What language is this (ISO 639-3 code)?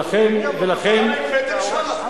heb